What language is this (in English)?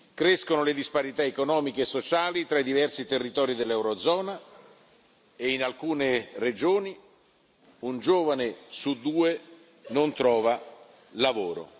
Italian